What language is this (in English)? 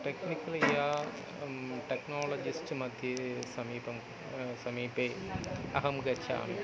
Sanskrit